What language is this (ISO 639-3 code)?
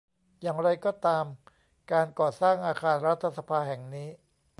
tha